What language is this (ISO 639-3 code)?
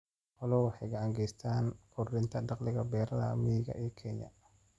som